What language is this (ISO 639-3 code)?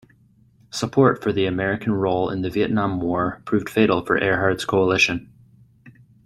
eng